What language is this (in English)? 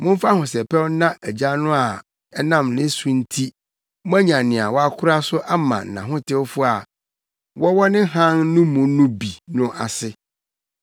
Akan